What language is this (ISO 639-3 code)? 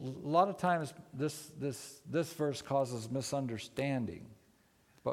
eng